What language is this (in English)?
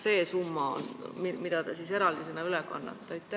Estonian